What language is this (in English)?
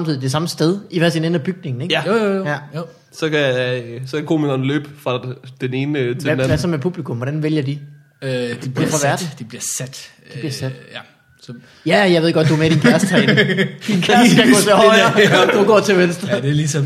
Danish